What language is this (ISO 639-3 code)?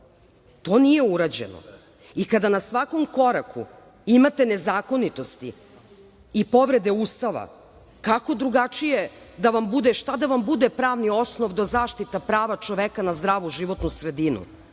srp